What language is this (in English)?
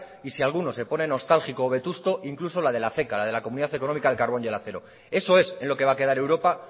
Spanish